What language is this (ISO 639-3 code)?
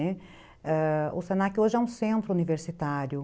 por